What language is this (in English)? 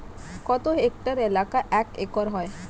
Bangla